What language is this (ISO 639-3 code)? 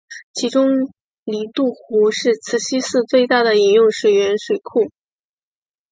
zho